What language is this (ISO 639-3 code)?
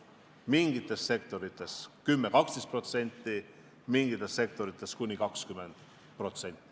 est